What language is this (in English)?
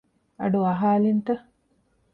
Divehi